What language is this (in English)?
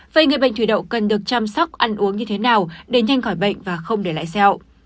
Vietnamese